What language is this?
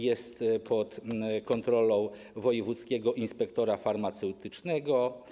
Polish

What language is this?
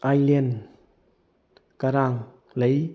Manipuri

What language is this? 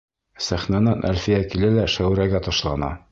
Bashkir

